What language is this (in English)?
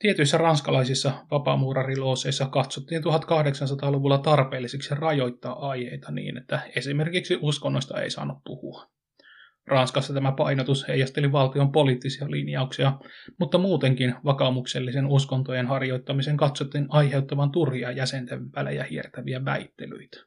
Finnish